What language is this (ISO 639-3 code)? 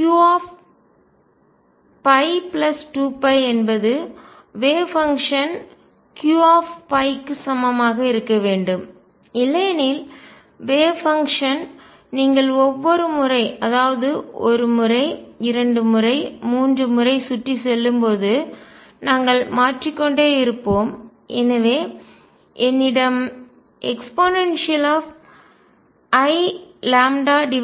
tam